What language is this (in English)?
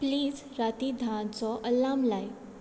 Konkani